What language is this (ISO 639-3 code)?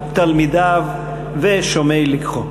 heb